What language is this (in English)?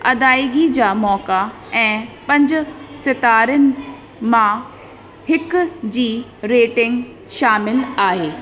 Sindhi